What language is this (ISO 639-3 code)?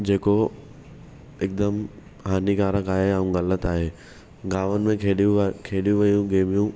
snd